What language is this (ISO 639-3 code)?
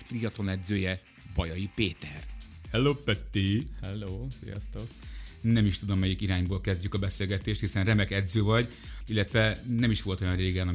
hun